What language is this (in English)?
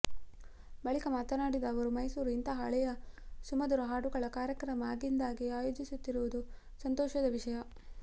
Kannada